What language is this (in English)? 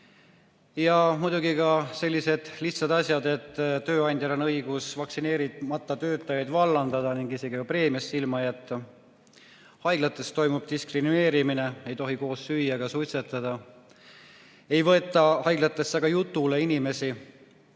Estonian